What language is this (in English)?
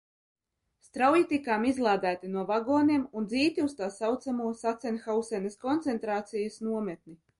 Latvian